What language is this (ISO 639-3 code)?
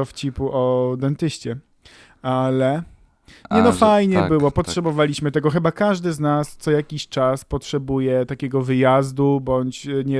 pol